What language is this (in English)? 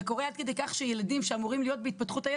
Hebrew